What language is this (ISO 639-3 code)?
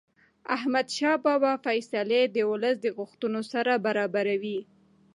pus